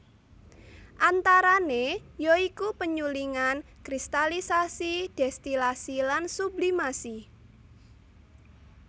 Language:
Javanese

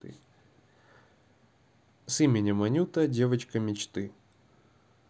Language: Russian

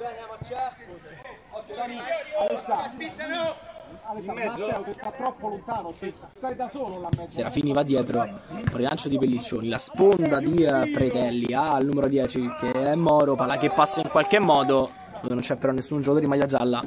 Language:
Italian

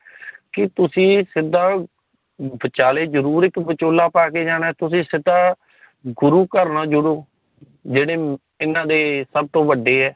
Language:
Punjabi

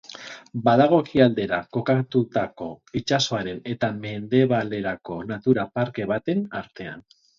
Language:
Basque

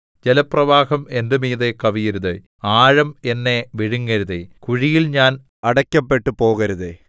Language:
Malayalam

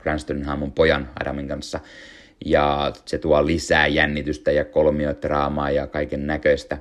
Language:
Finnish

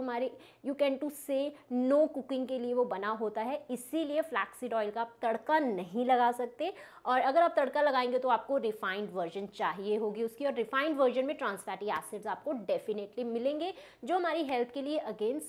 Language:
Hindi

